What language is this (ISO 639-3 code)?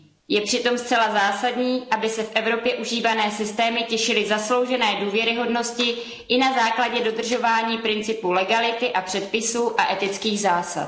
ces